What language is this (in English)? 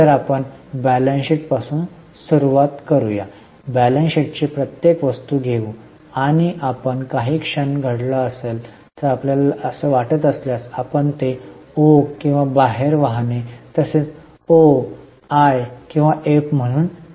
Marathi